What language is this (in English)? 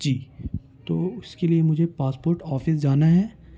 Urdu